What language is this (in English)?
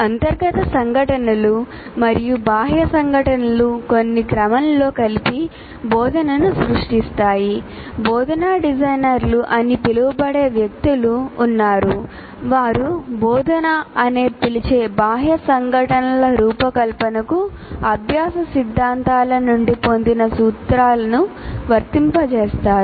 Telugu